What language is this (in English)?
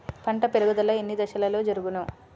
Telugu